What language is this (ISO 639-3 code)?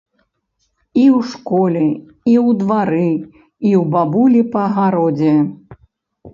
bel